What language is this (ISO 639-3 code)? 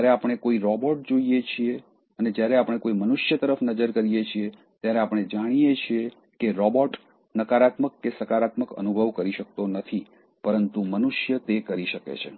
guj